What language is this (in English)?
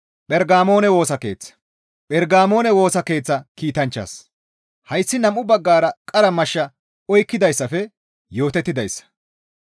Gamo